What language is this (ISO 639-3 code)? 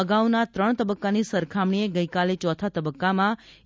guj